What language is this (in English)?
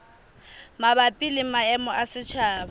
Southern Sotho